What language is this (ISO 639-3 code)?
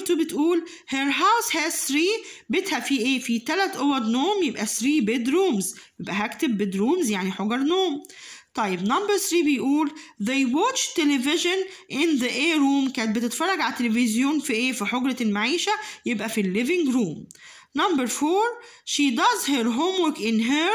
ara